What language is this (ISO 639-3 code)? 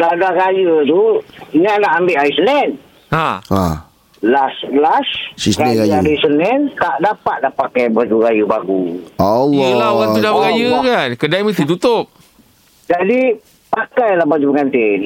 msa